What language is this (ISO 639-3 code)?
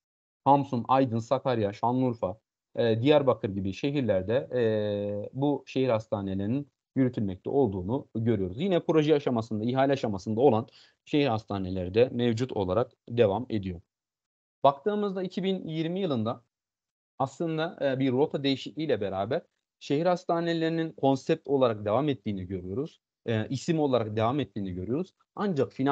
tur